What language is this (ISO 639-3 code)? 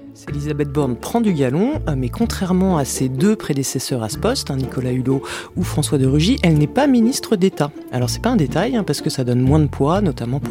fra